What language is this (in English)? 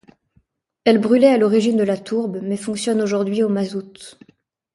French